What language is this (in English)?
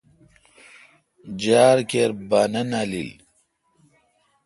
Kalkoti